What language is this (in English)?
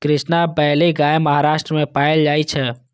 Maithili